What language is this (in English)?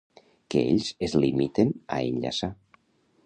Catalan